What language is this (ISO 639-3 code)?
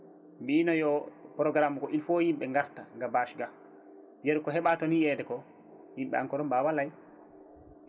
ful